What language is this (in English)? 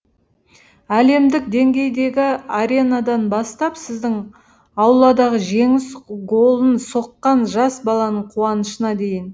Kazakh